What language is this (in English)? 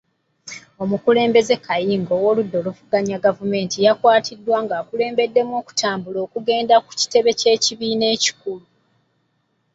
Ganda